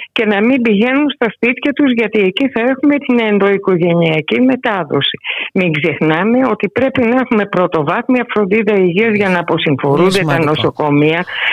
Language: Greek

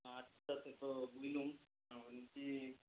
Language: Bangla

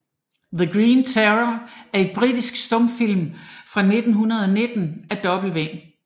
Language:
Danish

